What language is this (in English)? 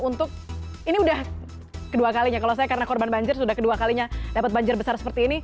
Indonesian